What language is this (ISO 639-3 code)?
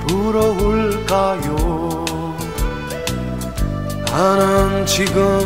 kor